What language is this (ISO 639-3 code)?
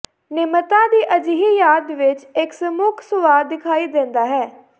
pan